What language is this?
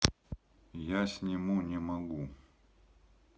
Russian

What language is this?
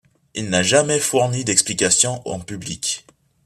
French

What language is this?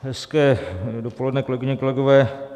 Czech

